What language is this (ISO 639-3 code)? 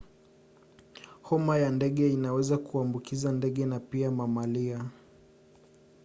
swa